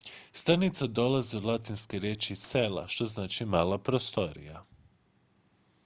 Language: Croatian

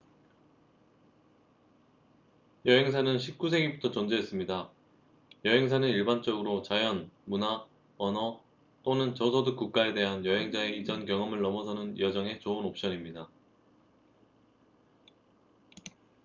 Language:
Korean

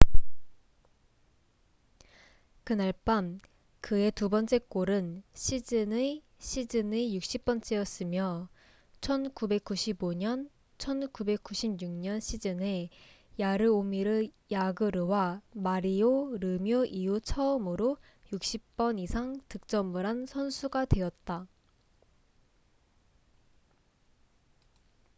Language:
Korean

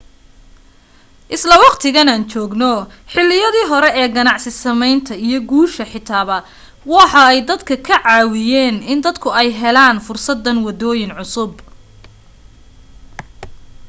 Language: Somali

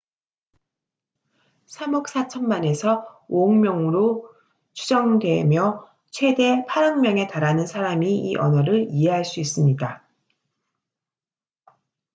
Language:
Korean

